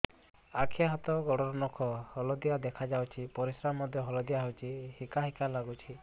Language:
Odia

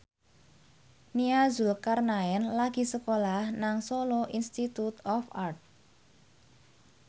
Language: Javanese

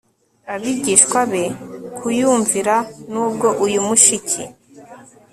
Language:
Kinyarwanda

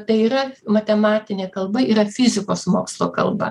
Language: Lithuanian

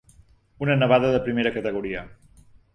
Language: Catalan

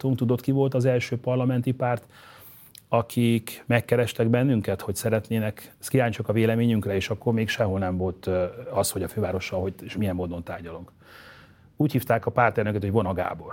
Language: Hungarian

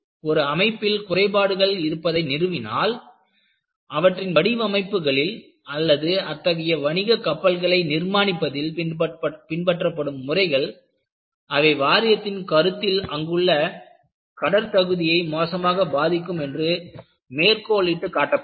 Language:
Tamil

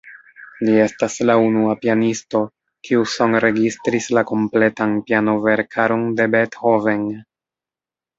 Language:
Esperanto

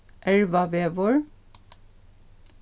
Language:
Faroese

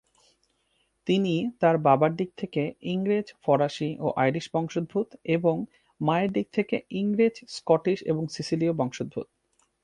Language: Bangla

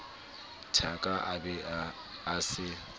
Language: Southern Sotho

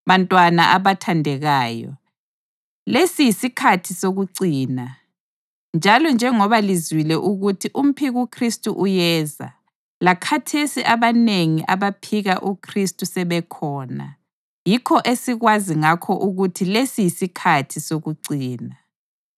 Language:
North Ndebele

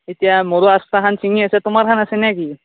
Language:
Assamese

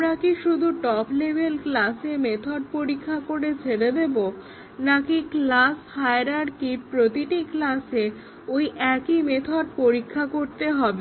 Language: Bangla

